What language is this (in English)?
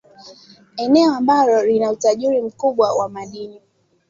Swahili